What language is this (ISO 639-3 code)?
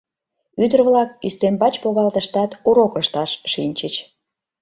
chm